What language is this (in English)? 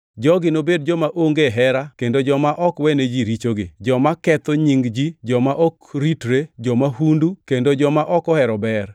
Luo (Kenya and Tanzania)